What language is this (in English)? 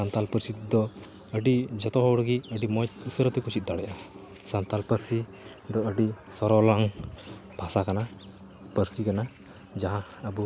Santali